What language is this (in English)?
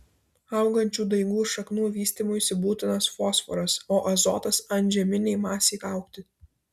Lithuanian